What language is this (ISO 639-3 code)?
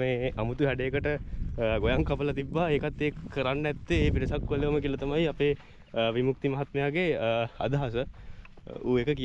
ind